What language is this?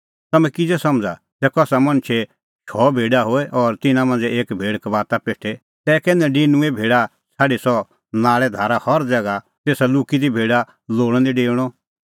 Kullu Pahari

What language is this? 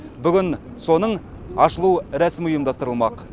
Kazakh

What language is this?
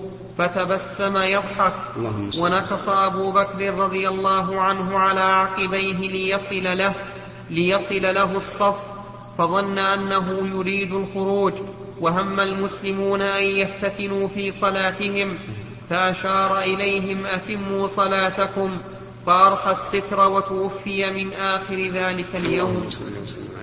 Arabic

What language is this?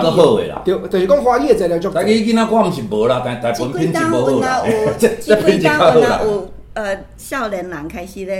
Chinese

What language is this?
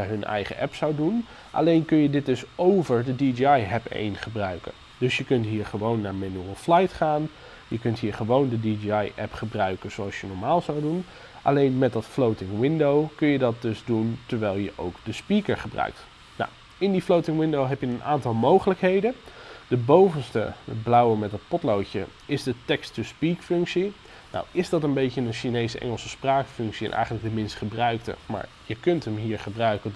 Dutch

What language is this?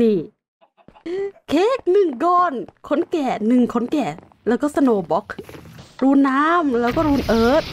Thai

